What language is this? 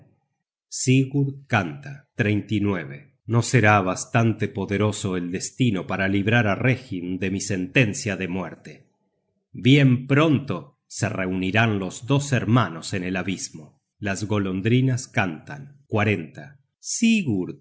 Spanish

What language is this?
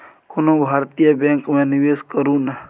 Maithili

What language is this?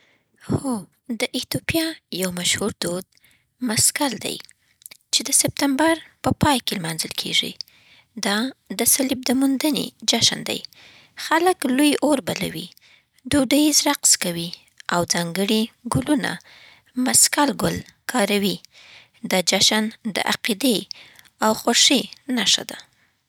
Southern Pashto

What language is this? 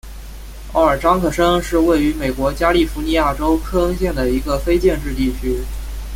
Chinese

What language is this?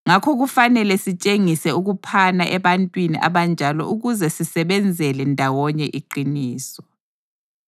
North Ndebele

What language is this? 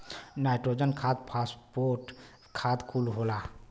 Bhojpuri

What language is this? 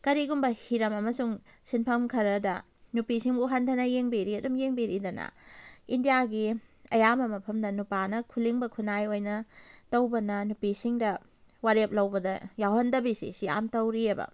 Manipuri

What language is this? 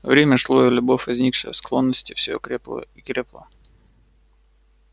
Russian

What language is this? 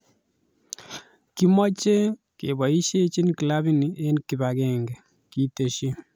Kalenjin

